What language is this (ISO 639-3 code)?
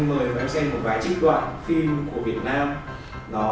vie